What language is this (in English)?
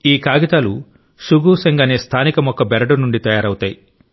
Telugu